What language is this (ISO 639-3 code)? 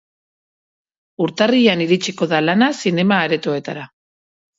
eus